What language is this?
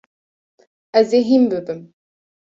Kurdish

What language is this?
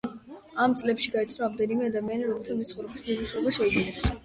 Georgian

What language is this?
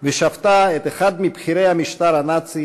Hebrew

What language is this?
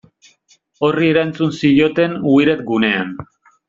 Basque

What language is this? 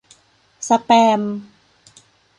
Thai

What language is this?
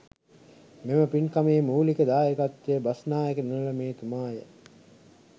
Sinhala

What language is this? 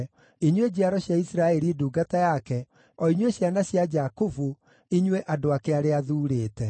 Kikuyu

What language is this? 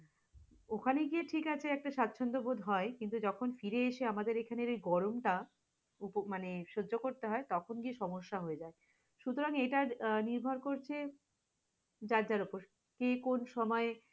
Bangla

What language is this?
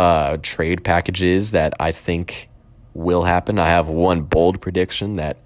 English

